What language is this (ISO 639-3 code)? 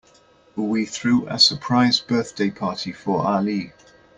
eng